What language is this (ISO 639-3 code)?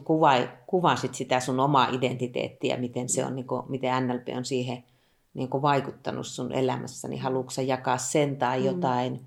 fin